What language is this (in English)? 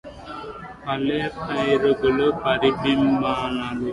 Telugu